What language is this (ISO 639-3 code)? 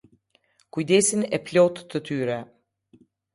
sqi